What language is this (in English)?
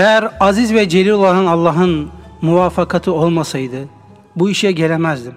Turkish